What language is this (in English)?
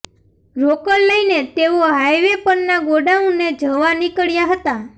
Gujarati